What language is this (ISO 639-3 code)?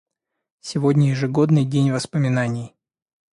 rus